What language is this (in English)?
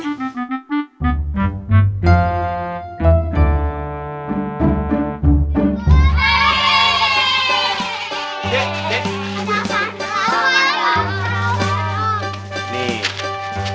Indonesian